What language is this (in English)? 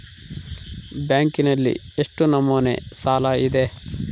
Kannada